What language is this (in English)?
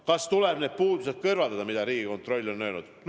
Estonian